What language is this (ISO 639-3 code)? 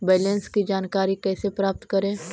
mag